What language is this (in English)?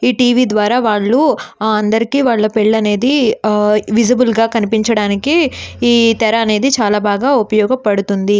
Telugu